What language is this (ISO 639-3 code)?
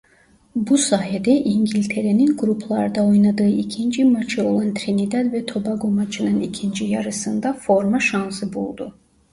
tur